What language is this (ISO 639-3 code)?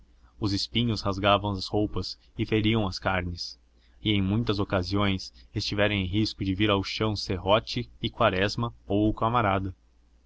por